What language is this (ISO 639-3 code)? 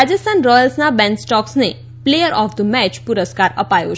guj